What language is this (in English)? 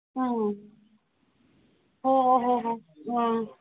Manipuri